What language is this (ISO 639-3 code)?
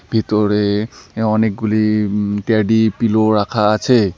ben